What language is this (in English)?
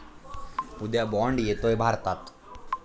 Marathi